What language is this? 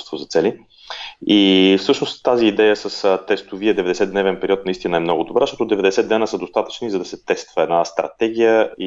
Bulgarian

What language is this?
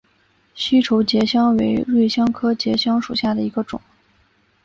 Chinese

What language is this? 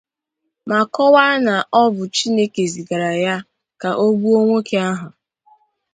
Igbo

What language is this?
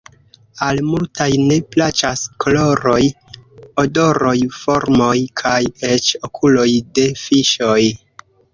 Esperanto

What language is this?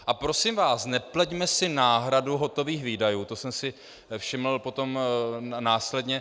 Czech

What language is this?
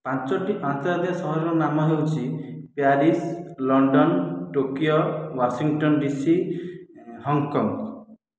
Odia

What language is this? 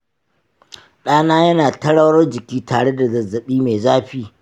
Hausa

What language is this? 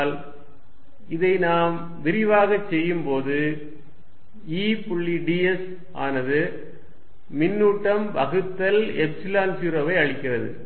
Tamil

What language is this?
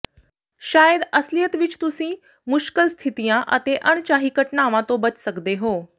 Punjabi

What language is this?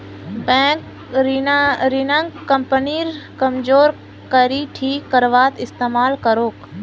Magahi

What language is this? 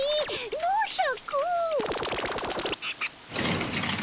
Japanese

